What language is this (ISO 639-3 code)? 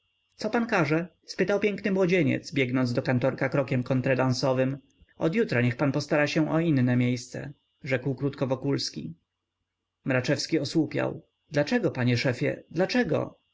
pol